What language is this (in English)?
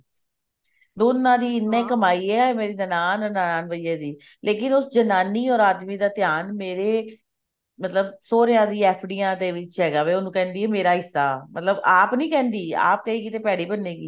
Punjabi